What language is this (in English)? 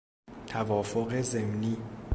Persian